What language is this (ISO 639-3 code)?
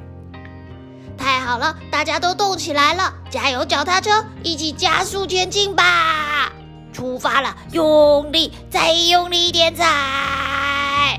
zho